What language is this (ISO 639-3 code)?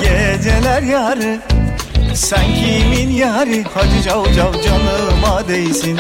tur